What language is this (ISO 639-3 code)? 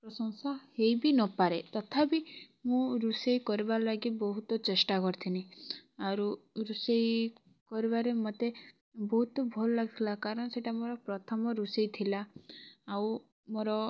ori